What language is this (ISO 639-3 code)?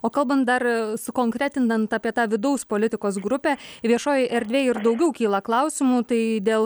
lit